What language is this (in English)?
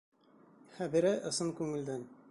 Bashkir